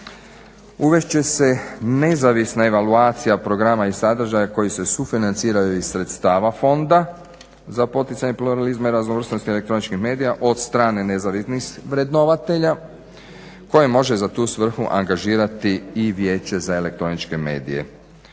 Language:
Croatian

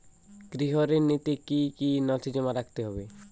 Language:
Bangla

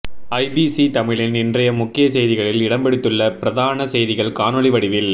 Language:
Tamil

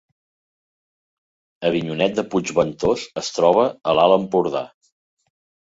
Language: Catalan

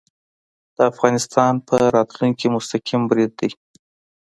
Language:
Pashto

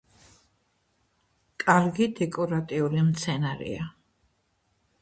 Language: Georgian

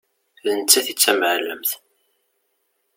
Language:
Kabyle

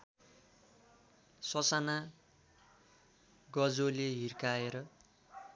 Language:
Nepali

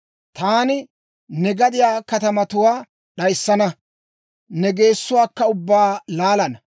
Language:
Dawro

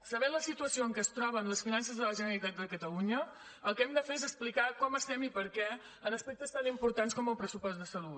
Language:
Catalan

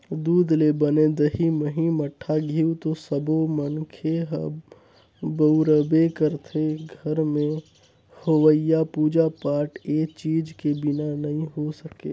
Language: Chhattisgarhi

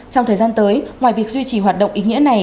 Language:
Vietnamese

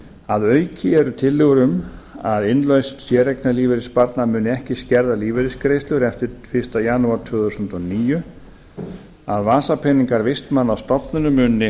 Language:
Icelandic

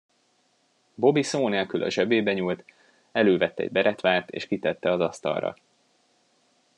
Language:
Hungarian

